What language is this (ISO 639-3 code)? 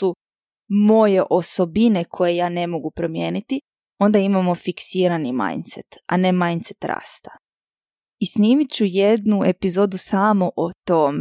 hrv